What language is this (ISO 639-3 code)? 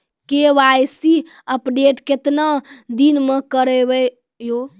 mai